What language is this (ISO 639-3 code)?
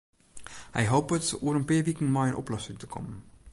fry